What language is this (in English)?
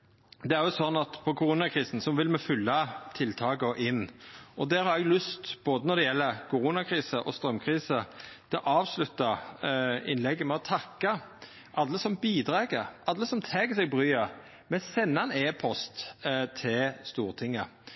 Norwegian Nynorsk